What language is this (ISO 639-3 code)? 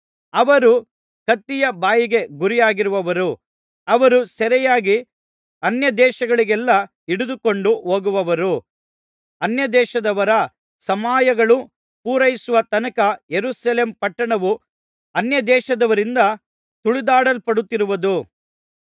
kan